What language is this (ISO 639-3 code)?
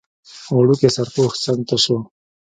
pus